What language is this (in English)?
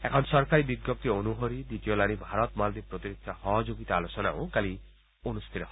Assamese